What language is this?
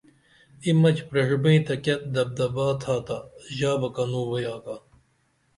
Dameli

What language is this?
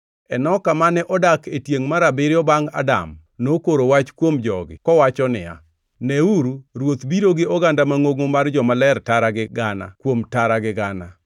Luo (Kenya and Tanzania)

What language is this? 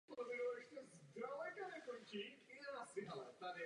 Czech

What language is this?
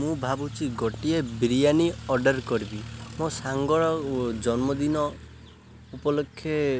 Odia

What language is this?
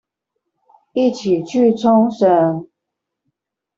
Chinese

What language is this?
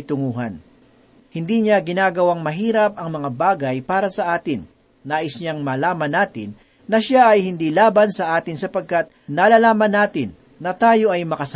Filipino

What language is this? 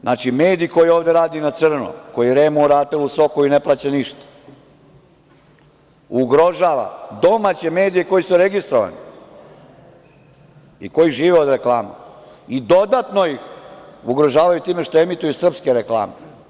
Serbian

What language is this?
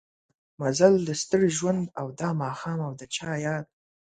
Pashto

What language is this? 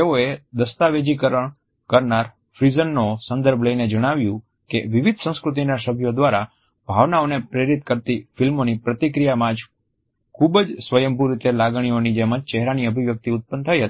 Gujarati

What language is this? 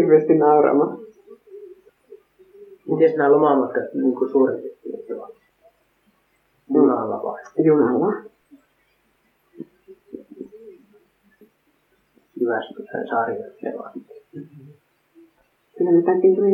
Finnish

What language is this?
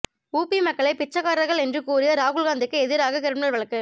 Tamil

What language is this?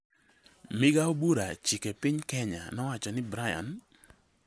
Luo (Kenya and Tanzania)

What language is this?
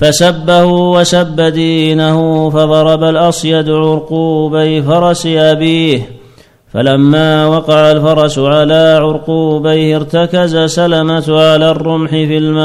Arabic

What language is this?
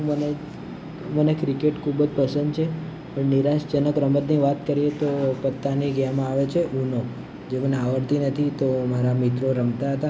Gujarati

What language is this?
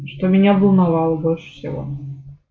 Russian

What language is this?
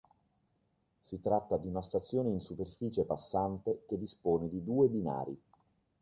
Italian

